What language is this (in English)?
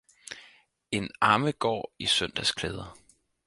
Danish